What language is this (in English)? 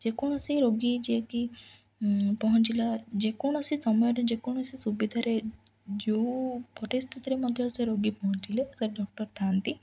Odia